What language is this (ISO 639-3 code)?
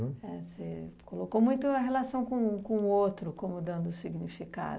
por